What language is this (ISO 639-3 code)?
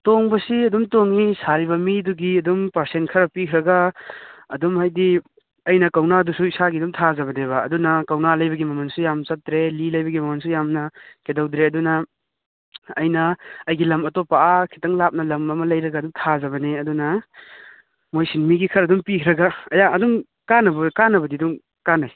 mni